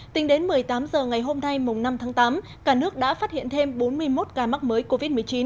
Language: Vietnamese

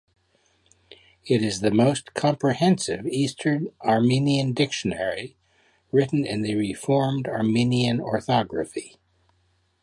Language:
English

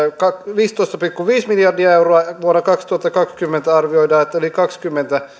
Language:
Finnish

